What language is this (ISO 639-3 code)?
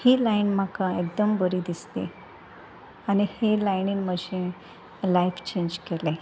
kok